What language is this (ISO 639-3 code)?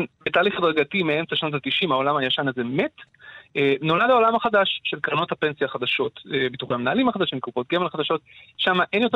heb